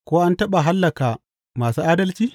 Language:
Hausa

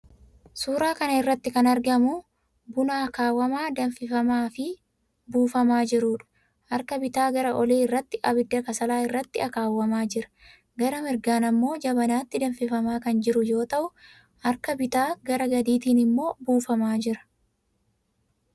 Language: Oromo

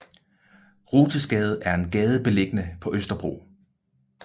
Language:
Danish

